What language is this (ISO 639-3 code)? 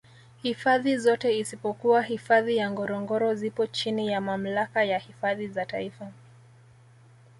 swa